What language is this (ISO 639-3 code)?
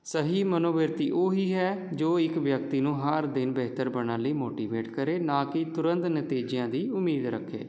pan